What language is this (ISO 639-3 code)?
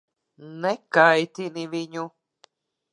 lav